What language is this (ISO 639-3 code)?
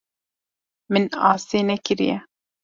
kur